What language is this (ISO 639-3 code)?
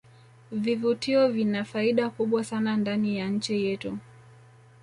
swa